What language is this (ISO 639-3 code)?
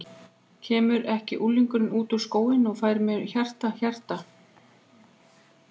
isl